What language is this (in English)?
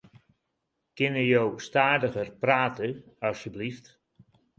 Western Frisian